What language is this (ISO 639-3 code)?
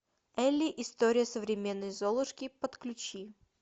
rus